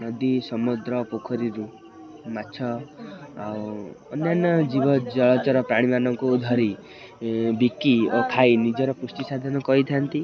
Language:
Odia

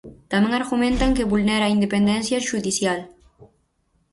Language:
Galician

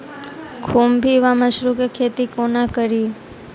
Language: Maithili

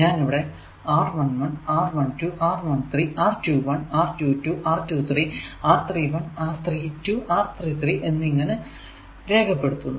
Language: Malayalam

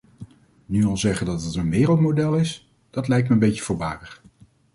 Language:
Dutch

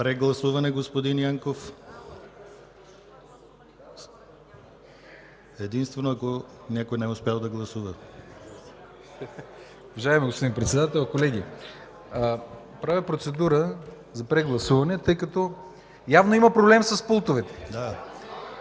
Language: Bulgarian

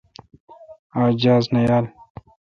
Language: Kalkoti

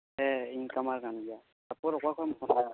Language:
Santali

